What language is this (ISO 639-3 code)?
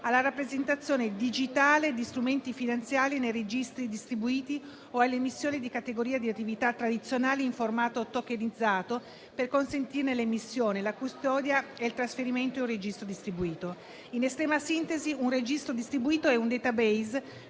ita